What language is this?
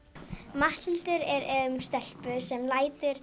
Icelandic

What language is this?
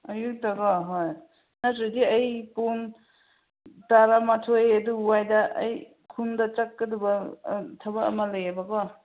Manipuri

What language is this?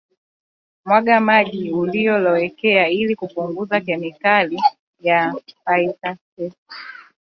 Swahili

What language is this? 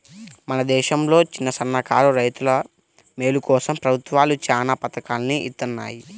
Telugu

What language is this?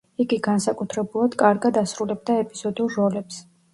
Georgian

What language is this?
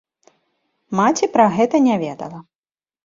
Belarusian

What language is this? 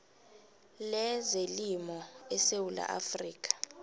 South Ndebele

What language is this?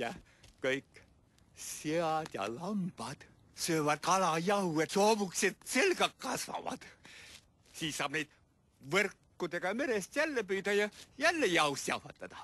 Romanian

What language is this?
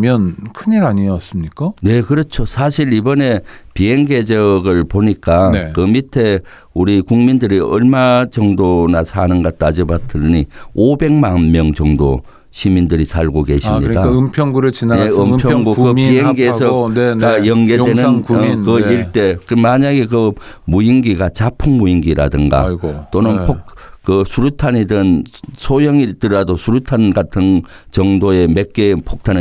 Korean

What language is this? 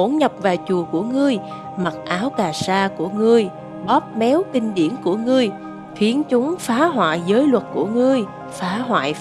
Vietnamese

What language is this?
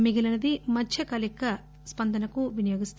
Telugu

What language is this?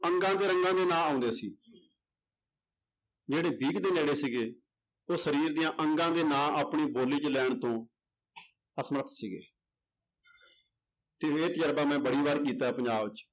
Punjabi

